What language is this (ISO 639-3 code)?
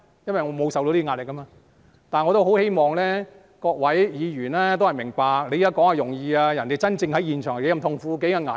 yue